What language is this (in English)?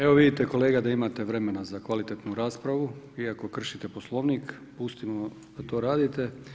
Croatian